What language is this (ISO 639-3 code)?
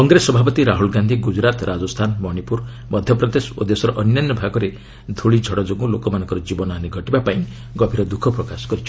ori